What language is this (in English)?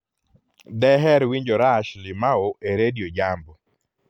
Luo (Kenya and Tanzania)